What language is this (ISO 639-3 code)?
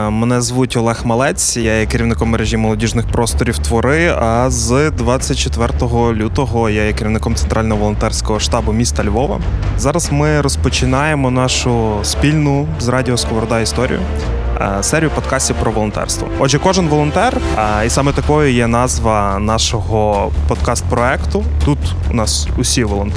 ukr